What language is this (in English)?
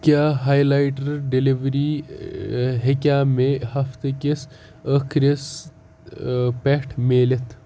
Kashmiri